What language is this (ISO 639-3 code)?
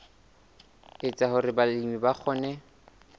sot